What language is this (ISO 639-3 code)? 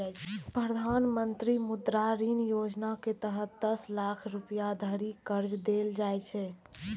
mai